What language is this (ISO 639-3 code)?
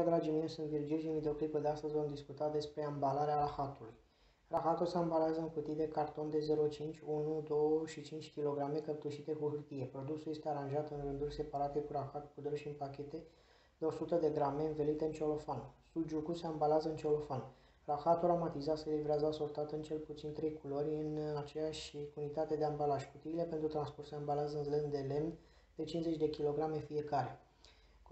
ron